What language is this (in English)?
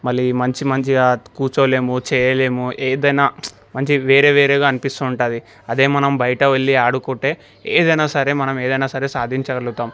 Telugu